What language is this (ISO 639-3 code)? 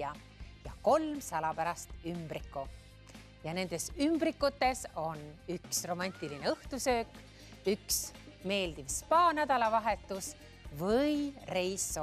fin